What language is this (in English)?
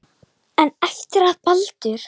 Icelandic